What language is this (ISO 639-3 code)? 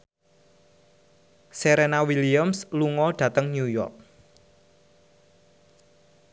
jav